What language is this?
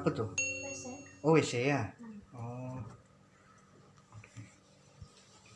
Indonesian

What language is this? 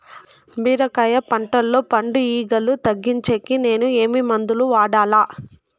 Telugu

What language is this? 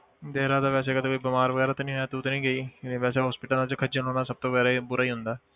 Punjabi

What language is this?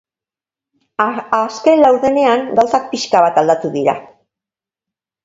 Basque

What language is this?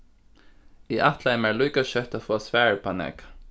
Faroese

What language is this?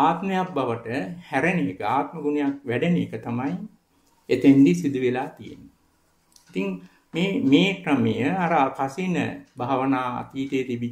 Italian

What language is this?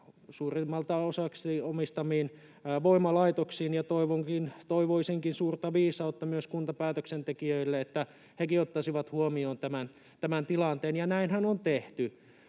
Finnish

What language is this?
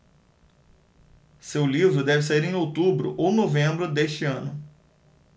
Portuguese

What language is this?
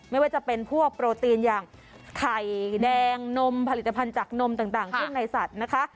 Thai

